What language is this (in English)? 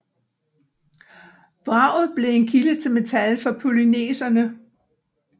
Danish